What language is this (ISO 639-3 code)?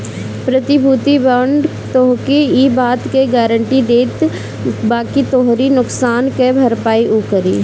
bho